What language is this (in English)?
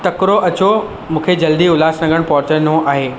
Sindhi